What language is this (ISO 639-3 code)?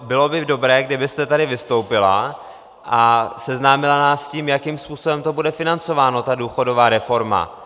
ces